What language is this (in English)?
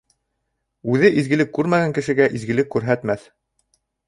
Bashkir